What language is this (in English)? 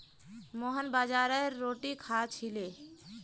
Magahi